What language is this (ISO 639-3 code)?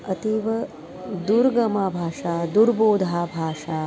san